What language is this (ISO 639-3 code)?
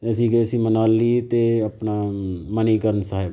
pan